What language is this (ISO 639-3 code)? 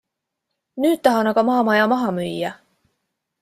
est